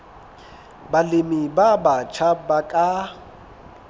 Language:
Southern Sotho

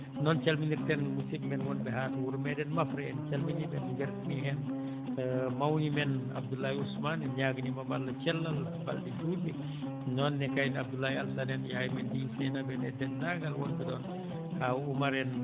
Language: Fula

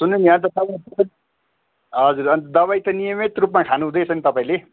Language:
Nepali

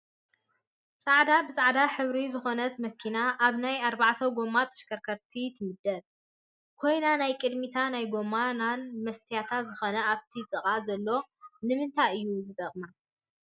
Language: Tigrinya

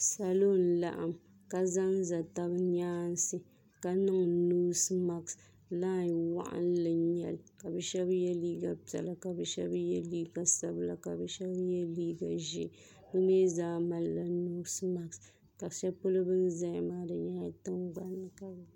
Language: Dagbani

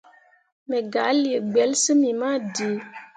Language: Mundang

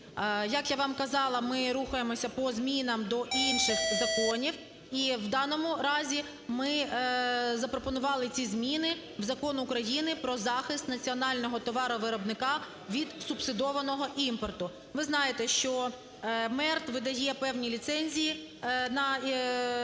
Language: Ukrainian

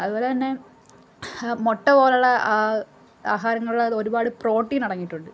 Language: Malayalam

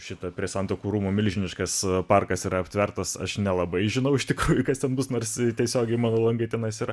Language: Lithuanian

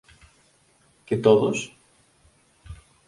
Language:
Galician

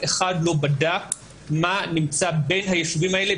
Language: Hebrew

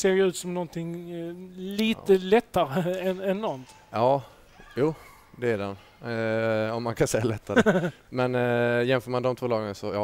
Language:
Swedish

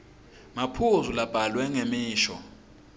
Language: Swati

